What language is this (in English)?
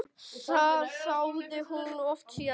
Icelandic